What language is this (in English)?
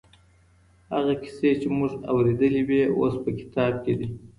Pashto